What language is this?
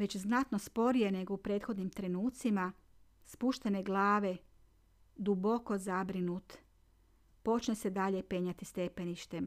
Croatian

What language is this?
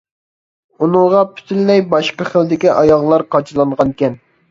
Uyghur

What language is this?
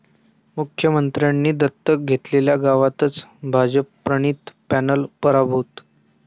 Marathi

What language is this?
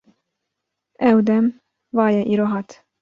Kurdish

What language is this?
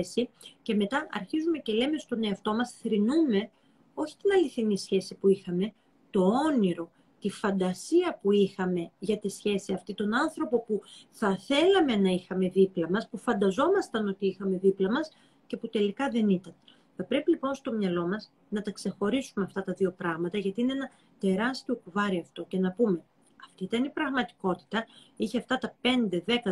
Greek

